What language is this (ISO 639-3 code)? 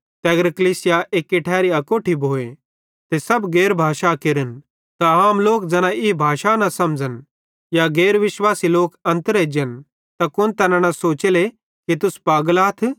bhd